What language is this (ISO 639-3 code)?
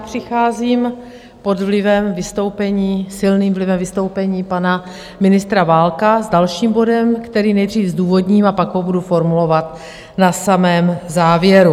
ces